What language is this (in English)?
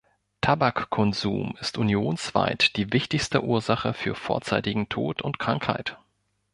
German